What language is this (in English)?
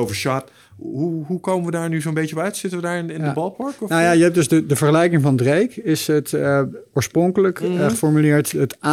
Dutch